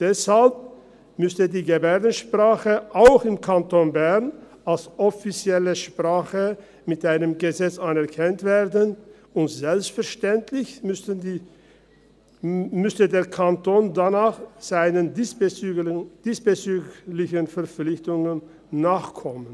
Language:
Swiss German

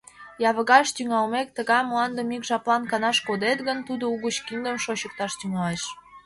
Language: Mari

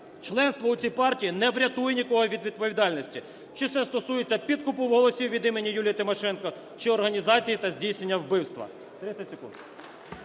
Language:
Ukrainian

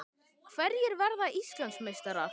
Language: Icelandic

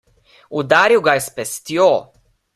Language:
Slovenian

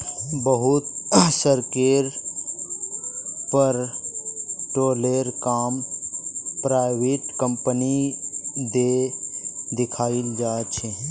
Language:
Magahi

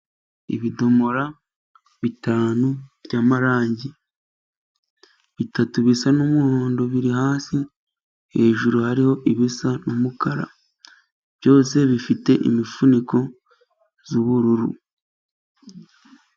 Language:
Kinyarwanda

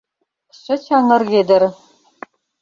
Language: Mari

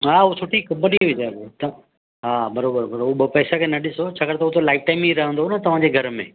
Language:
Sindhi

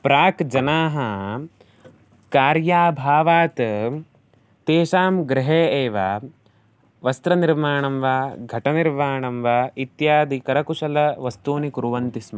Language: Sanskrit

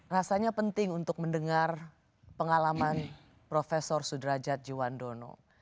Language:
Indonesian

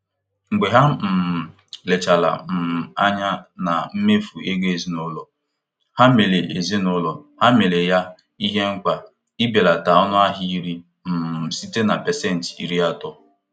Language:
Igbo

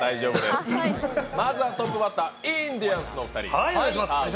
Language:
Japanese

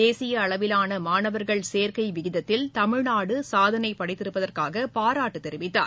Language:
Tamil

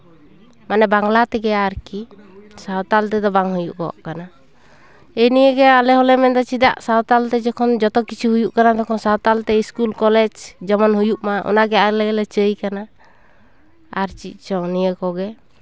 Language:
Santali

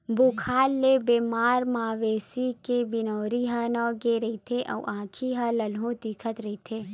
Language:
Chhattisgarhi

